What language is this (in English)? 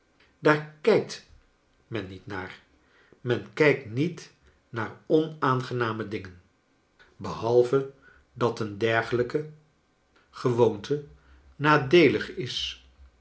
Dutch